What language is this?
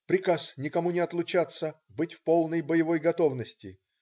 Russian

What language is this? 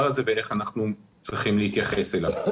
Hebrew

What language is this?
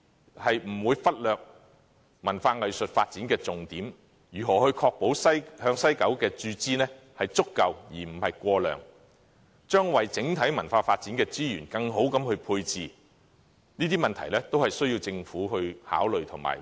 Cantonese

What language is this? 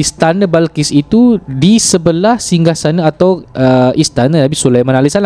Malay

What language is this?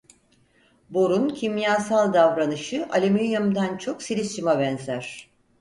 Turkish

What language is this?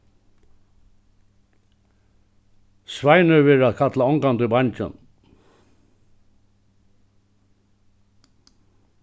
Faroese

